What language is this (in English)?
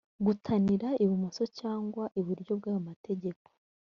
Kinyarwanda